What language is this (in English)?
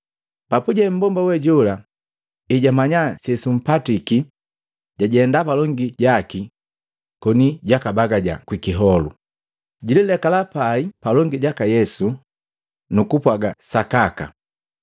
Matengo